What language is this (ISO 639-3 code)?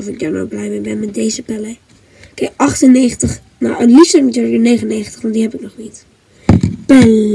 nld